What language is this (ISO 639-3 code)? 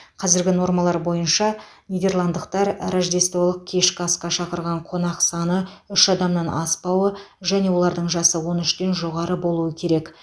kaz